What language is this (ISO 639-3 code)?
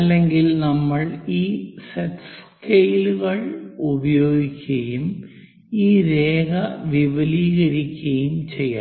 mal